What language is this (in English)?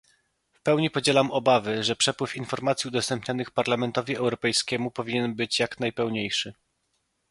Polish